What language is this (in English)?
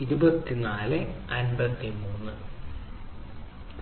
Malayalam